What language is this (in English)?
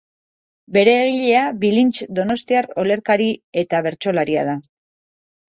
Basque